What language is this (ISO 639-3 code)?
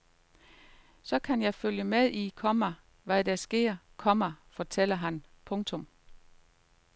dan